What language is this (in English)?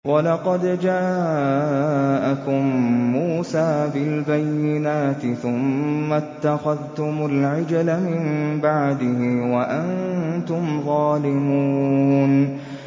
Arabic